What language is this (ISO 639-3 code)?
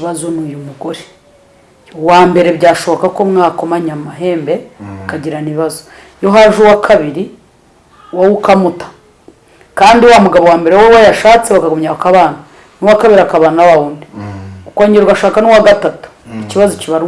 ita